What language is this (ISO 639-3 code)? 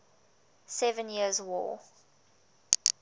eng